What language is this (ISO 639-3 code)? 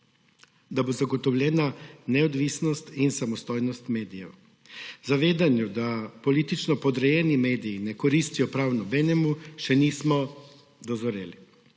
slv